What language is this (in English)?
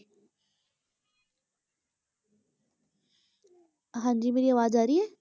Punjabi